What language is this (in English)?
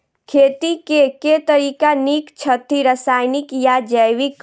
Maithili